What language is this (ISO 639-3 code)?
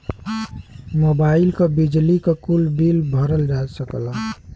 bho